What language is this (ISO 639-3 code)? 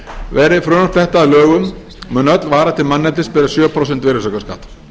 isl